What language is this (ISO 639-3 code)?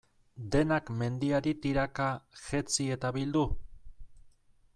eus